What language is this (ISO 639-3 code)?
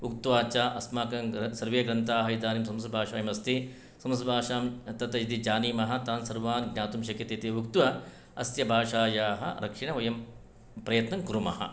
san